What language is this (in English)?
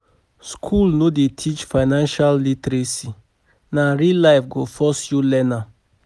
Nigerian Pidgin